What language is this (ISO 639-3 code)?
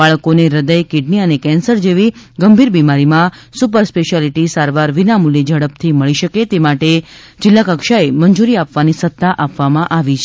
guj